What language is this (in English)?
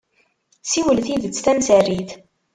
Kabyle